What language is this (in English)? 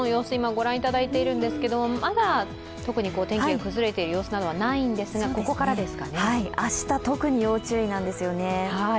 Japanese